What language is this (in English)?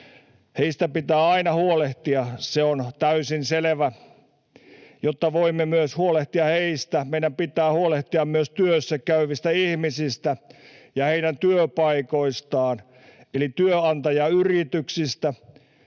Finnish